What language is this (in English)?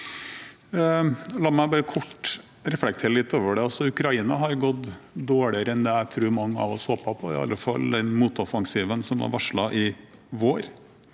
Norwegian